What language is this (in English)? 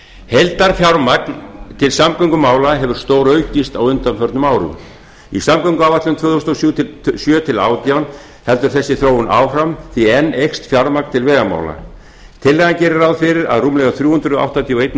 Icelandic